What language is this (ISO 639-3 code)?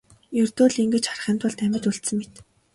mon